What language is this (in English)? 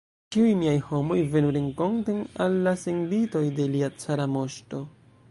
Esperanto